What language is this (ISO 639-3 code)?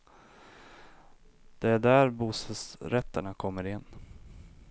swe